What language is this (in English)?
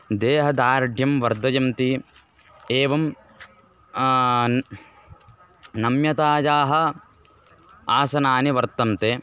Sanskrit